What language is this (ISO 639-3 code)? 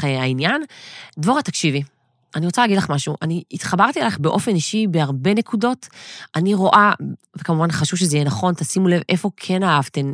heb